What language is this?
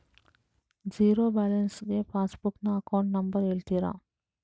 Kannada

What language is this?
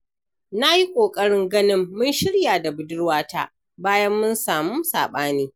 Hausa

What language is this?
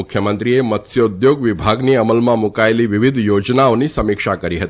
Gujarati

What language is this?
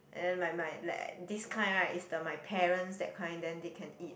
English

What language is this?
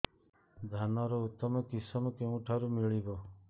Odia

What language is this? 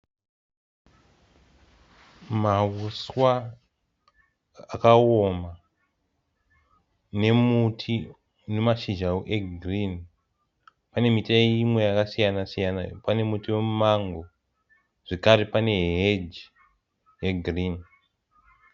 Shona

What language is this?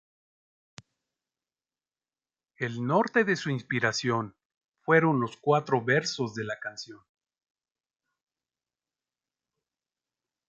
Spanish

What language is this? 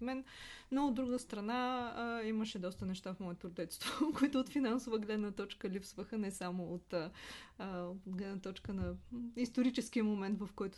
Bulgarian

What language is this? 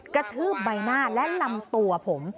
Thai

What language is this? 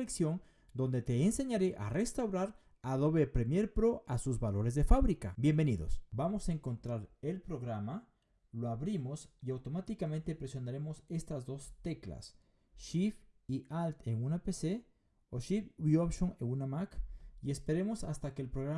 Spanish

